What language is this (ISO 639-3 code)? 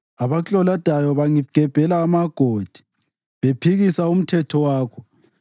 nde